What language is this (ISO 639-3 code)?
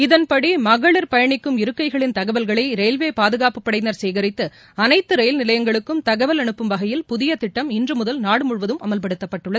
tam